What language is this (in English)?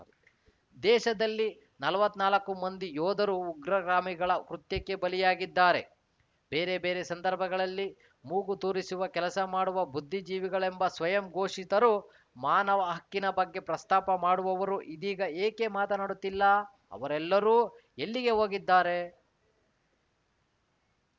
Kannada